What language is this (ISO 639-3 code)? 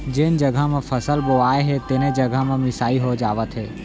hne